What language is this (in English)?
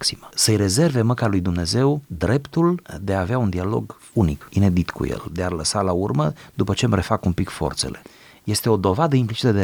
Romanian